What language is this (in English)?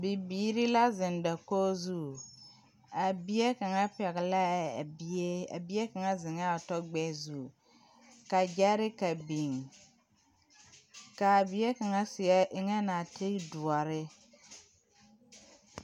Southern Dagaare